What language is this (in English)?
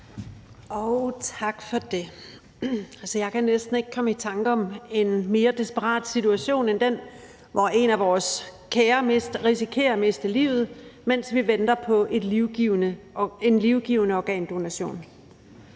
Danish